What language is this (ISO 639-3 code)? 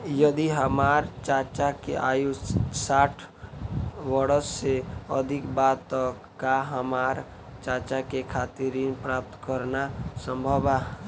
bho